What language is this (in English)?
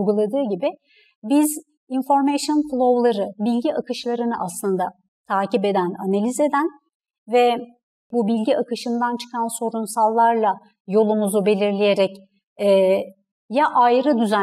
Turkish